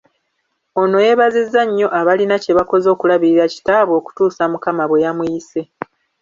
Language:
Ganda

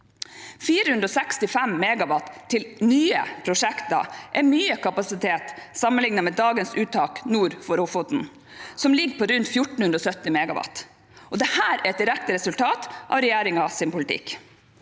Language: Norwegian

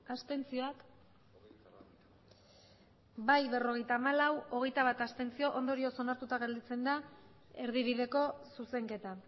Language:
Basque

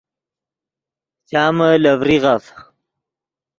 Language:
Yidgha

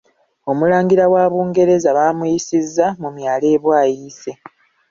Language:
Ganda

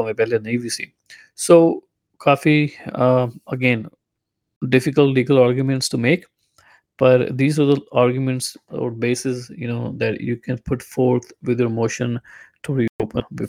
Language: Punjabi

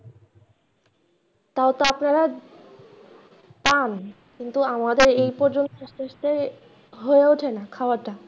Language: Bangla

